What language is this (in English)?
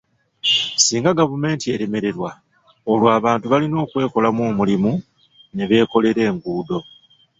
Ganda